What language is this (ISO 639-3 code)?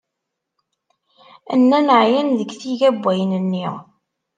kab